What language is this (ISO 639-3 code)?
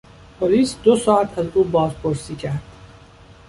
fas